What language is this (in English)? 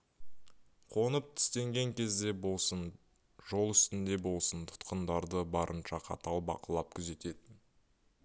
Kazakh